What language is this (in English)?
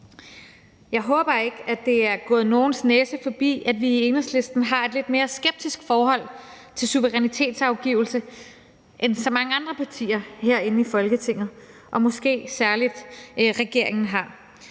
Danish